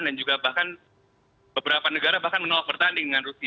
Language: Indonesian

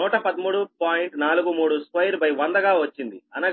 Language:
Telugu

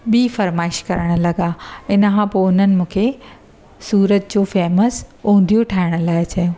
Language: Sindhi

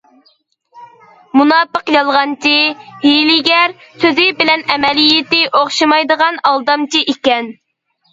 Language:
Uyghur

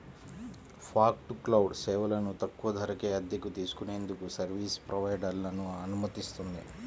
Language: Telugu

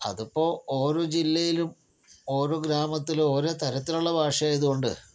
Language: Malayalam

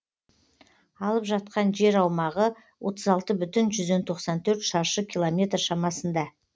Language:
Kazakh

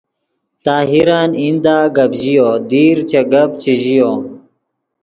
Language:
Yidgha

